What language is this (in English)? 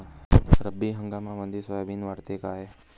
Marathi